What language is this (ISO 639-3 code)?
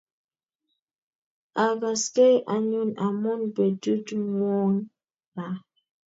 kln